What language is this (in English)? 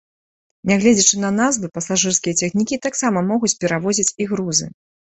Belarusian